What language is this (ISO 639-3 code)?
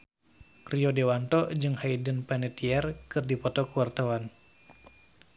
sun